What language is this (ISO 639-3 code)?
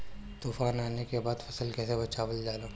bho